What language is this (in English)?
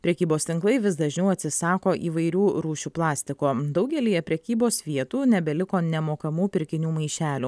Lithuanian